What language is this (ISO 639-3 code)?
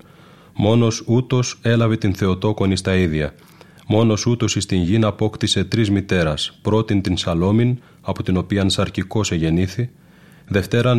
ell